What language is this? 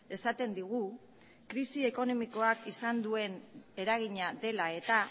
Basque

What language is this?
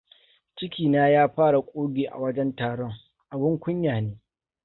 Hausa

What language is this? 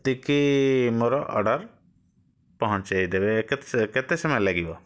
Odia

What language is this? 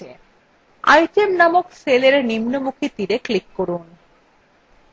Bangla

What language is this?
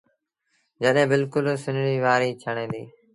Sindhi Bhil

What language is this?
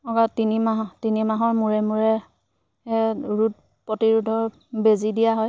Assamese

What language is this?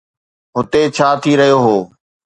Sindhi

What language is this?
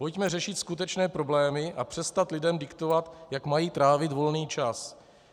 Czech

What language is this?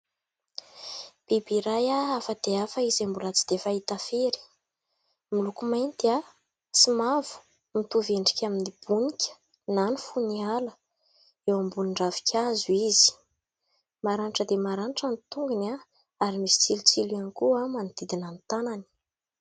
Malagasy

